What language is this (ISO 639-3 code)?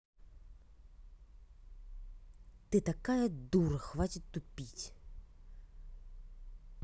rus